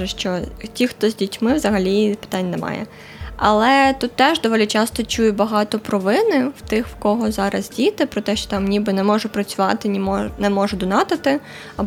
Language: Ukrainian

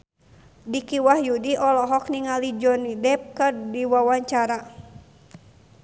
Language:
Sundanese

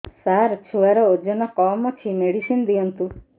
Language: Odia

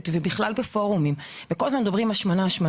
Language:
Hebrew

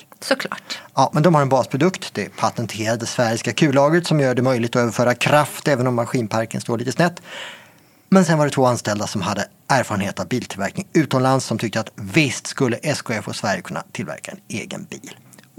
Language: Swedish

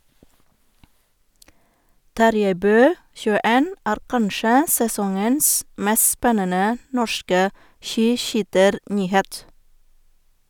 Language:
Norwegian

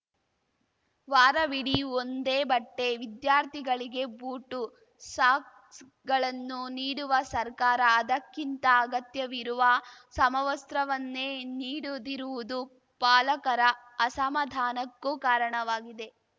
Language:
Kannada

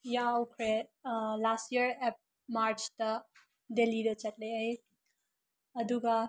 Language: Manipuri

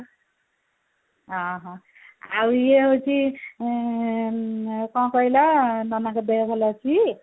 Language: Odia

